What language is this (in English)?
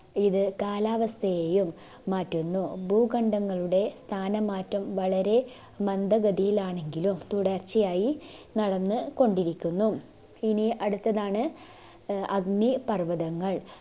Malayalam